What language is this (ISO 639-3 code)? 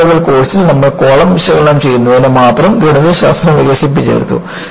mal